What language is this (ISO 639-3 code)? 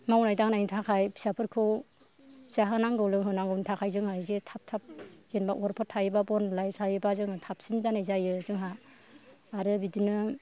brx